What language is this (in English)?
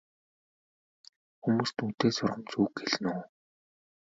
Mongolian